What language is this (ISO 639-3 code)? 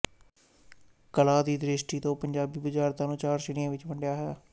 pan